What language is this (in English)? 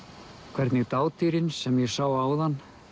Icelandic